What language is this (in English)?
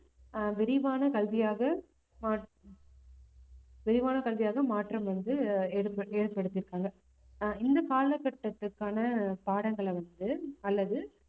Tamil